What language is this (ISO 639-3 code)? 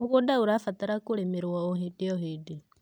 kik